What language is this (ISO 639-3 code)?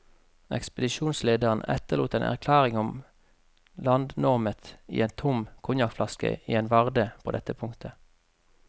nor